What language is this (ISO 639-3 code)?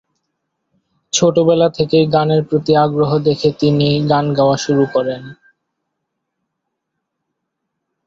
ben